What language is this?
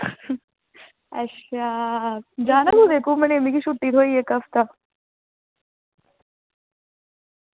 Dogri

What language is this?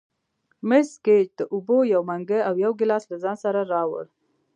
Pashto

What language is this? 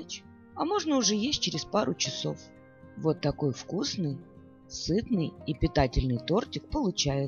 Russian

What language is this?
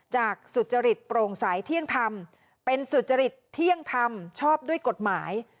Thai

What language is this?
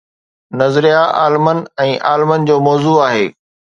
Sindhi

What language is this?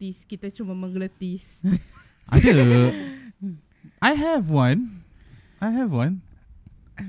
Malay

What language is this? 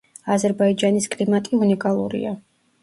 Georgian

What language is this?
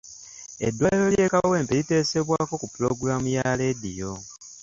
Ganda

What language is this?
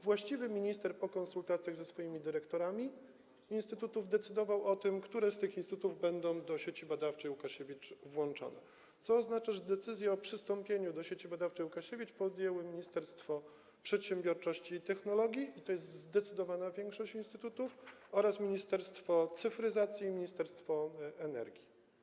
Polish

